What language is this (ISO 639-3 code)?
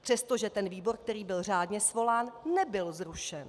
ces